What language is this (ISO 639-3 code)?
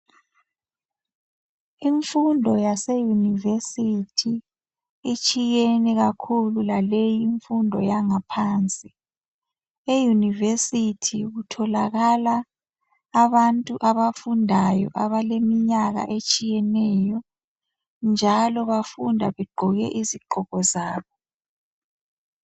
nde